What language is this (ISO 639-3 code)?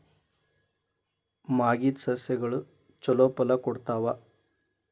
kan